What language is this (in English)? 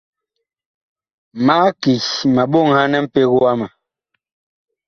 Bakoko